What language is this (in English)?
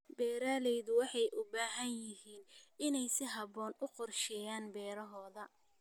Somali